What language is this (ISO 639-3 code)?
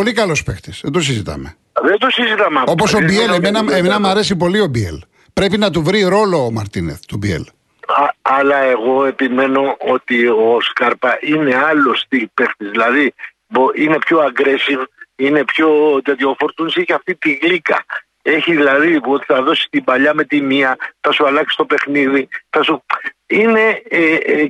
ell